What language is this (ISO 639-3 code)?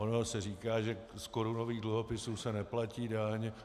ces